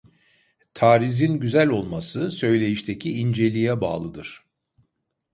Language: Turkish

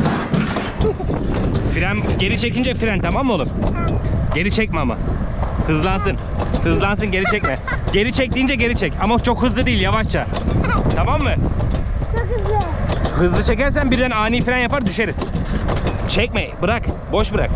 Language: Turkish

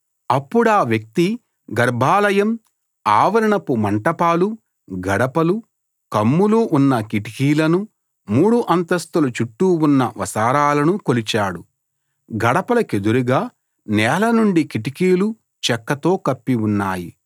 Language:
Telugu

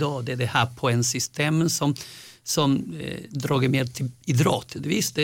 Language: Swedish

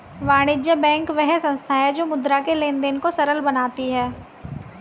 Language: Hindi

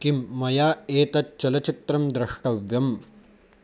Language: Sanskrit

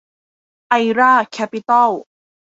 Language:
Thai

